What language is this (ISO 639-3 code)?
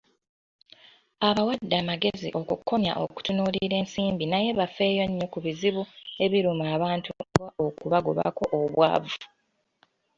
lug